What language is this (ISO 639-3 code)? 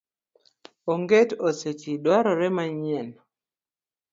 luo